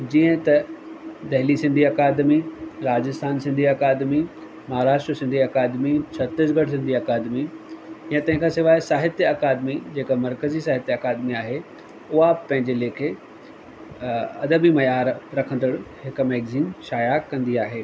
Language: Sindhi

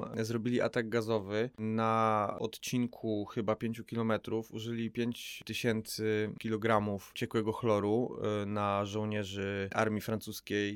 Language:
Polish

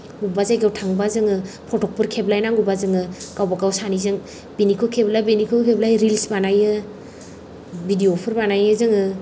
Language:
Bodo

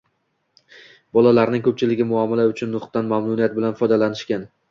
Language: Uzbek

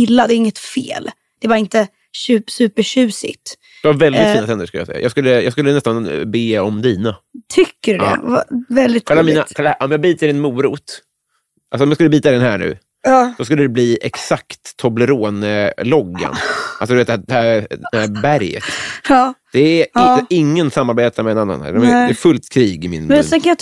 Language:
Swedish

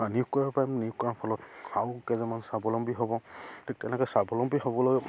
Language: Assamese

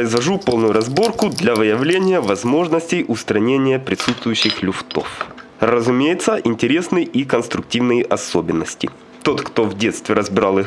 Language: Russian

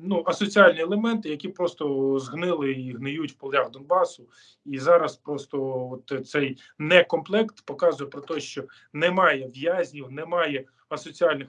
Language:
Ukrainian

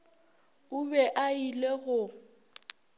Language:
Northern Sotho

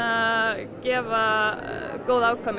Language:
Icelandic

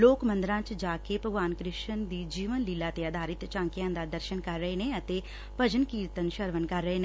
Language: Punjabi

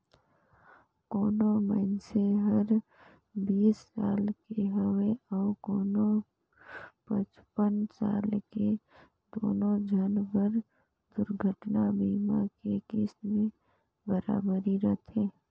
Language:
Chhattisgarhi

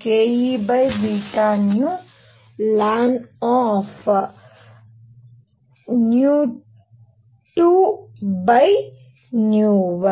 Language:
Kannada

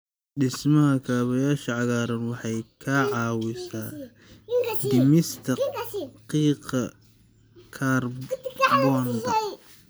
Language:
Somali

